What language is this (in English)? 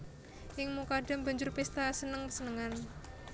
Javanese